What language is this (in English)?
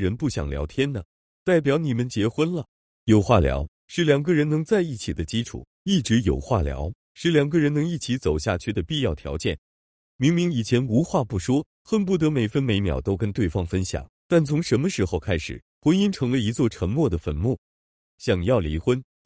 Chinese